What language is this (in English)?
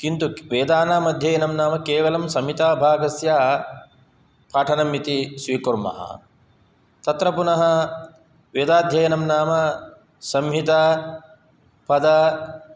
Sanskrit